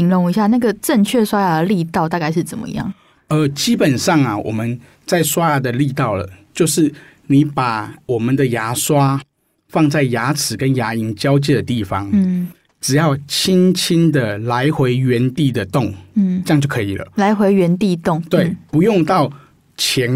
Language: Chinese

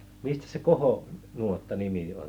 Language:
Finnish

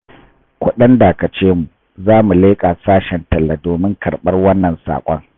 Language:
Hausa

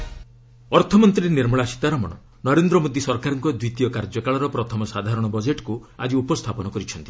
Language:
Odia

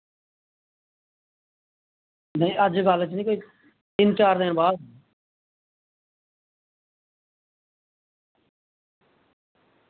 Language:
Dogri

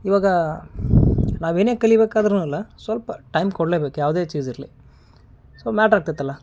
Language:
Kannada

